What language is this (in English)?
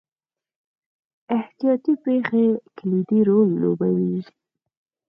Pashto